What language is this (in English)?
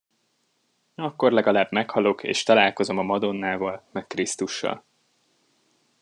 Hungarian